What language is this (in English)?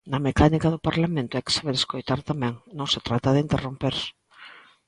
Galician